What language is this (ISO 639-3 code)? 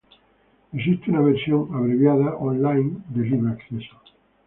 spa